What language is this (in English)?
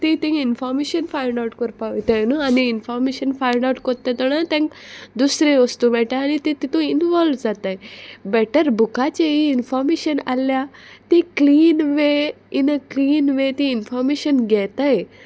Konkani